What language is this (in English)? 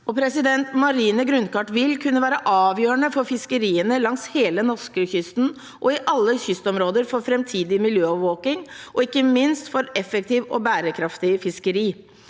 Norwegian